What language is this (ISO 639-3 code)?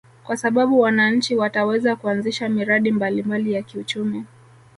swa